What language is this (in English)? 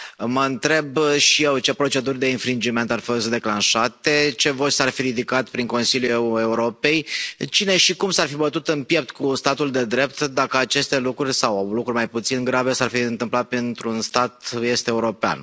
Romanian